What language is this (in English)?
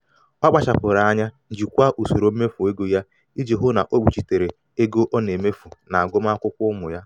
Igbo